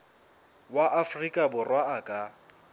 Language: Southern Sotho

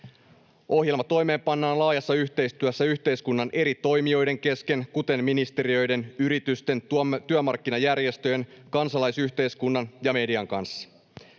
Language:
Finnish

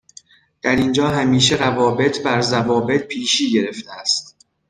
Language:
Persian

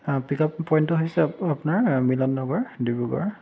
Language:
Assamese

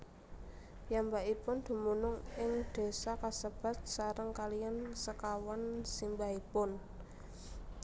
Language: Javanese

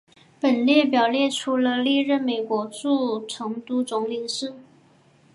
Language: Chinese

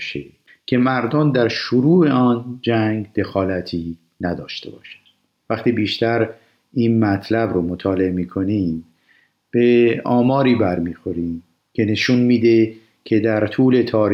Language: Persian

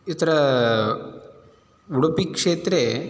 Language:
Sanskrit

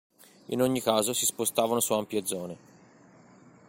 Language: Italian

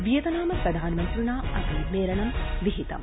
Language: Sanskrit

